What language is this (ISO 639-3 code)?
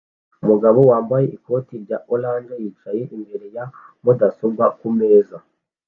kin